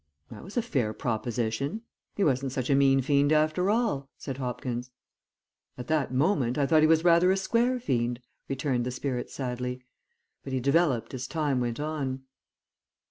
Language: English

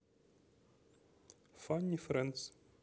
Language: Russian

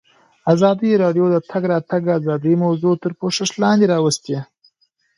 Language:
Pashto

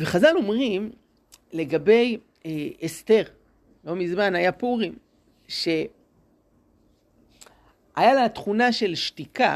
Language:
Hebrew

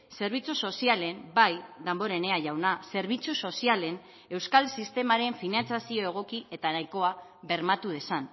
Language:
Basque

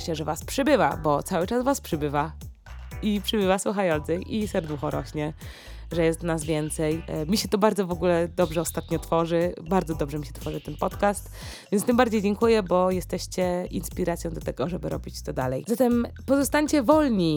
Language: Polish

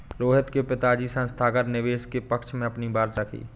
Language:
Hindi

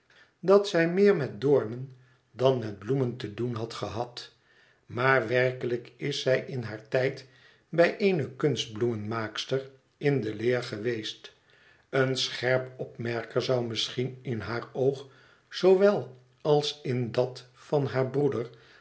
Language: Dutch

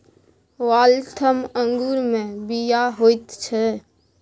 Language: Maithili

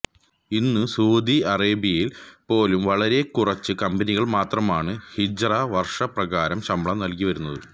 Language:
Malayalam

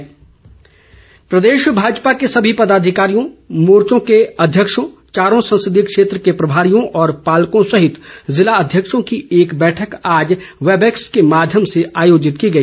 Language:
Hindi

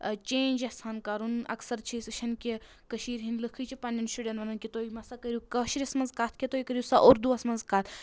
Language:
Kashmiri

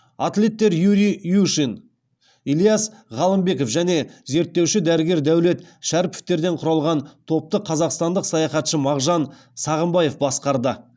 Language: Kazakh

